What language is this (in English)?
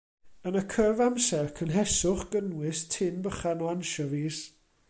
Welsh